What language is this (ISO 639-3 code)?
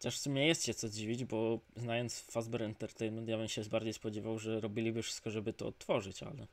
pol